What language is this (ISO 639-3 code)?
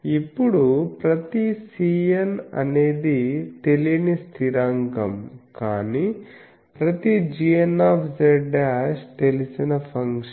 tel